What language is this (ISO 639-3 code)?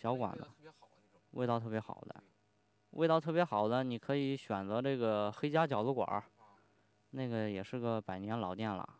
zho